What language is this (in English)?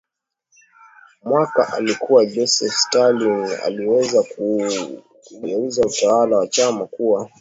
Swahili